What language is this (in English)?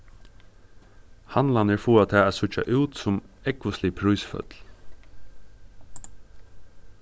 Faroese